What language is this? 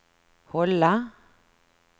Swedish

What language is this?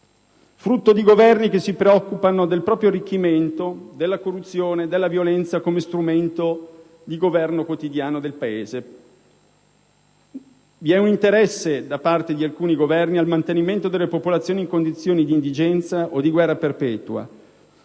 Italian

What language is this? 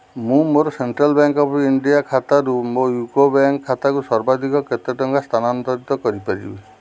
Odia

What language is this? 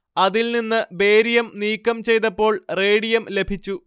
Malayalam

